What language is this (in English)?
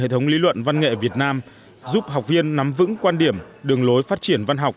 Vietnamese